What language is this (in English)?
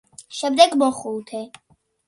Georgian